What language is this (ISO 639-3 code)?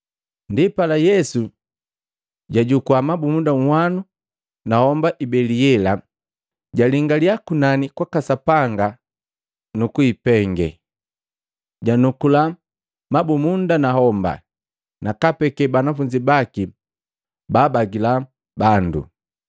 mgv